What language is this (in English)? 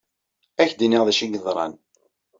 Kabyle